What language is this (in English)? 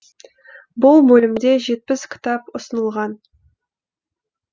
Kazakh